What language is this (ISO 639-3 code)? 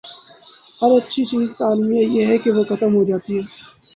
urd